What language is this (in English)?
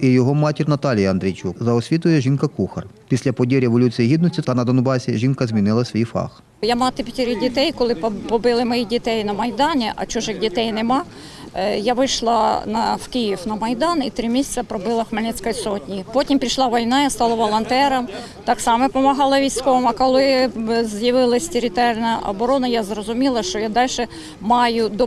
Ukrainian